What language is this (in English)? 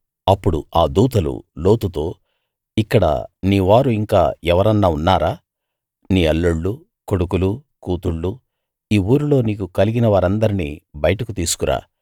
Telugu